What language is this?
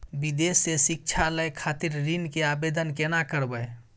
Maithili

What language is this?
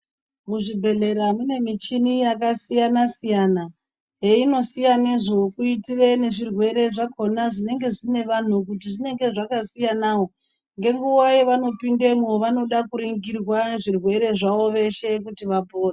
Ndau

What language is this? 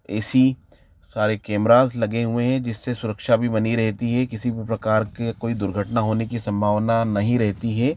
Hindi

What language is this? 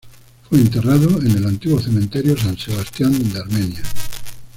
Spanish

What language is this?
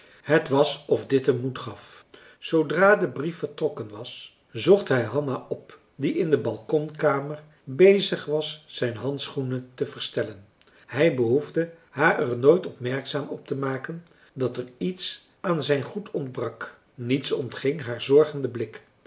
Dutch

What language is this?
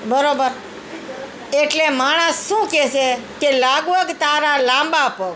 Gujarati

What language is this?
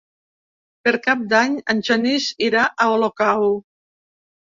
Catalan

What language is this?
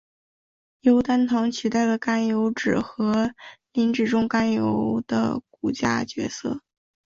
Chinese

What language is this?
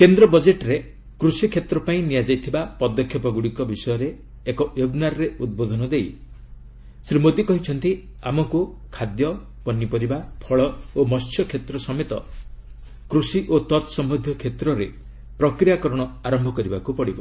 Odia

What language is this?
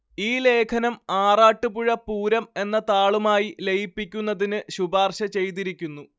Malayalam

